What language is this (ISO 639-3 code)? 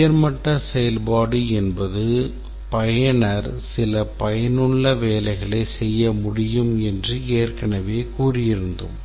tam